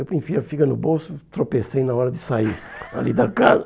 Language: Portuguese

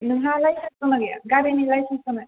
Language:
Bodo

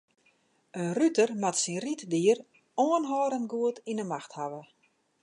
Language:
Western Frisian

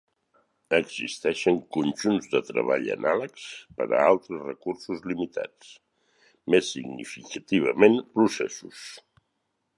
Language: Catalan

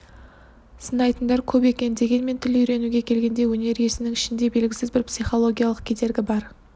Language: Kazakh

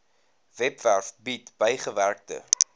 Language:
Afrikaans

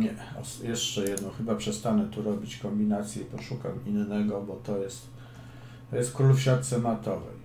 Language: Polish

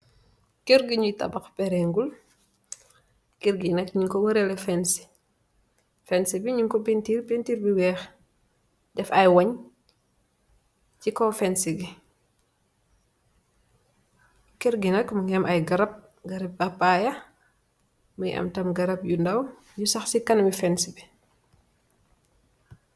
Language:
Wolof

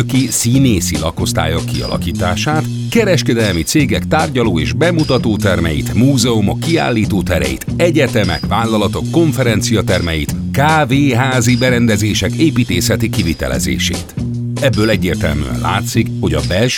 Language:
Hungarian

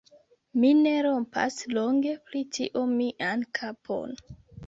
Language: Esperanto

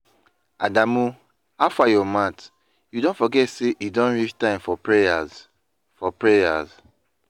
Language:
Nigerian Pidgin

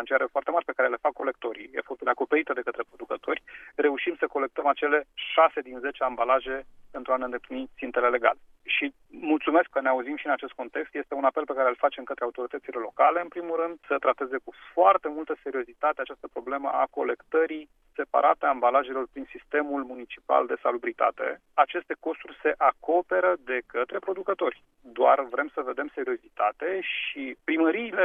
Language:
Romanian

